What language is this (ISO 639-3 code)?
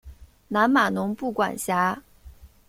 zho